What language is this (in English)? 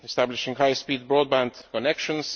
English